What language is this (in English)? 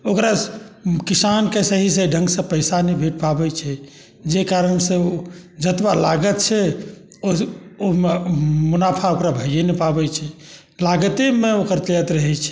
Maithili